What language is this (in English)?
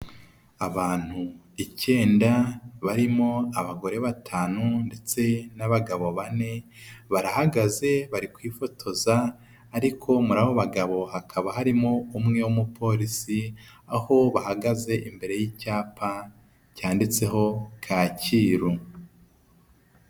Kinyarwanda